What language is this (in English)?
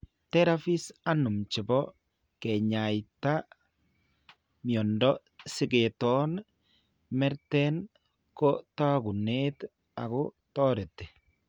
Kalenjin